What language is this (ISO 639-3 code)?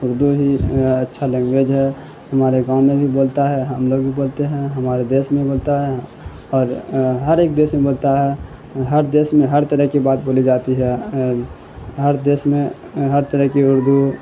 urd